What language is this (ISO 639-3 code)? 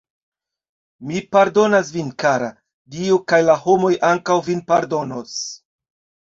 epo